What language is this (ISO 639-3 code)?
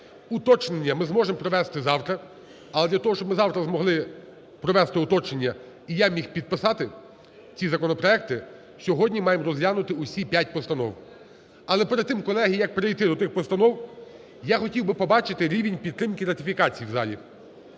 ukr